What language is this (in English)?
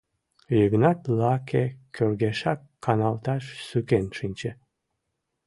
Mari